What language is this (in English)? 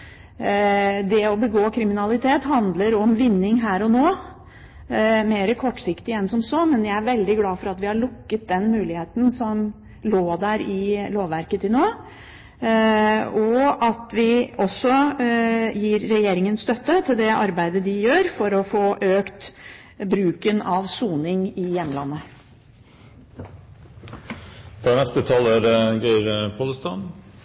Norwegian Bokmål